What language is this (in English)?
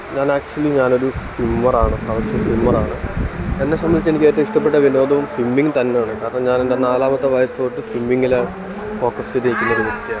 Malayalam